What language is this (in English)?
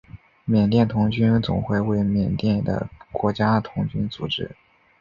Chinese